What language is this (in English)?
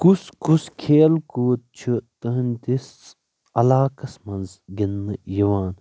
Kashmiri